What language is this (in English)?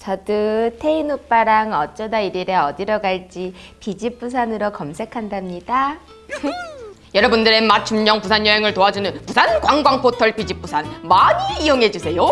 Korean